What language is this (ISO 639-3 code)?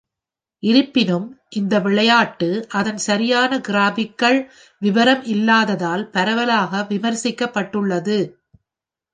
tam